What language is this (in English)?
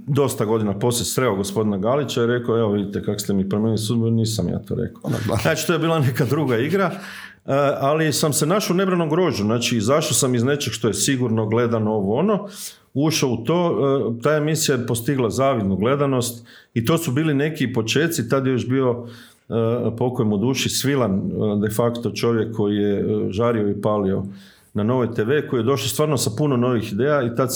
Croatian